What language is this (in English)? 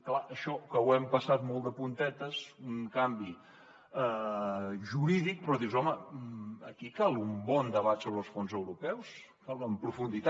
Catalan